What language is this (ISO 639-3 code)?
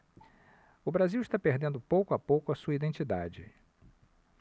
por